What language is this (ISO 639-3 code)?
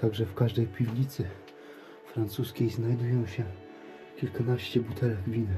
pol